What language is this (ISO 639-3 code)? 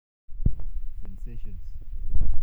mas